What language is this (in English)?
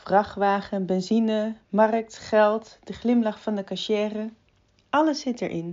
Dutch